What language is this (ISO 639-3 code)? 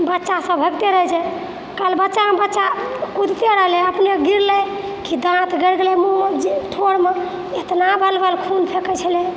mai